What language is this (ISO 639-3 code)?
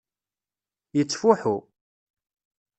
kab